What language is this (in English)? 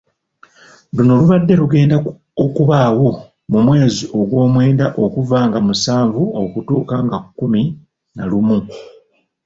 Ganda